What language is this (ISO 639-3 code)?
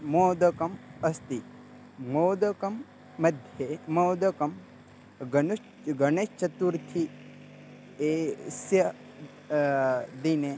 san